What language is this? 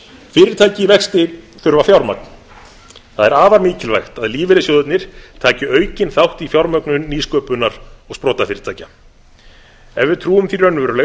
Icelandic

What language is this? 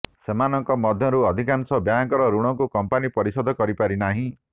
Odia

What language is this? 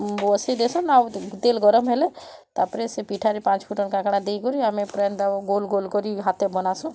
Odia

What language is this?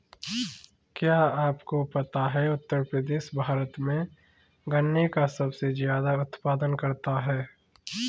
Hindi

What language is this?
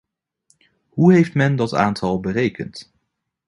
Dutch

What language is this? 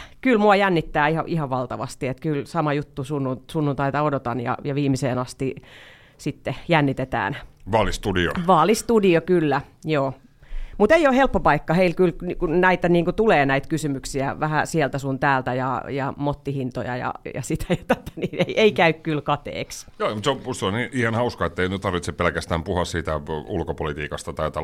Finnish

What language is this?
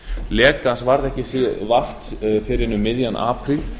Icelandic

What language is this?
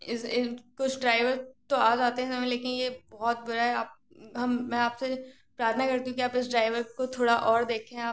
Hindi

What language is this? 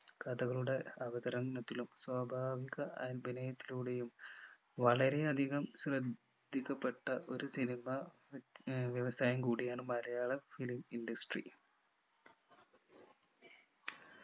Malayalam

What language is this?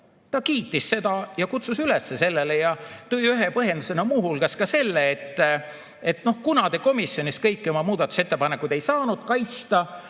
Estonian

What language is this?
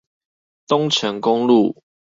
Chinese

